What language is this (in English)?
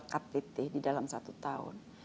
Indonesian